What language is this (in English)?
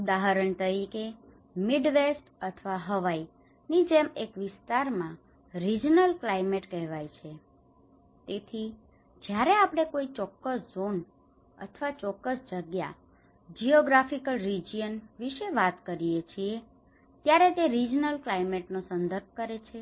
Gujarati